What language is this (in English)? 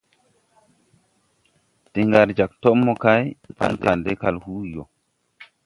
Tupuri